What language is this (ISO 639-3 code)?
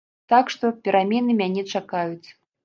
bel